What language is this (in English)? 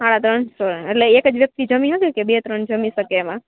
Gujarati